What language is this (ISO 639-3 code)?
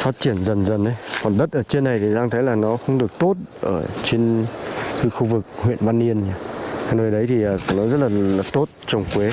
vie